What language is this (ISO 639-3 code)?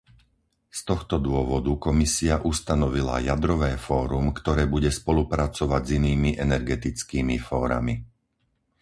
slk